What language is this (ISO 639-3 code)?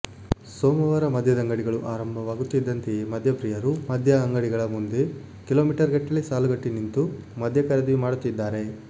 kan